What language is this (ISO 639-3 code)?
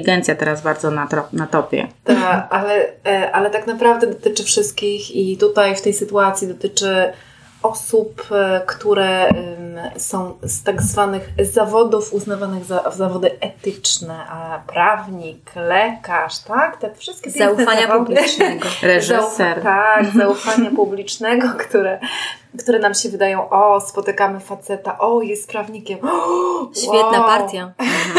pol